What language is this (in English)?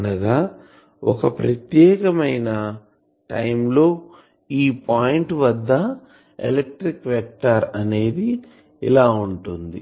Telugu